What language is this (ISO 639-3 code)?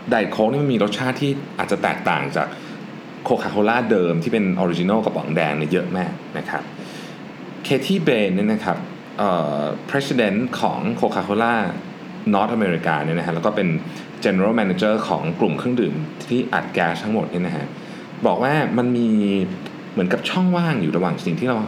tha